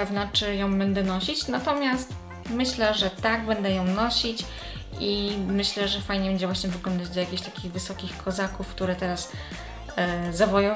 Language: Polish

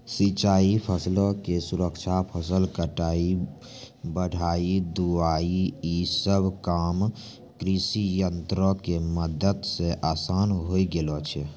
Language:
Maithili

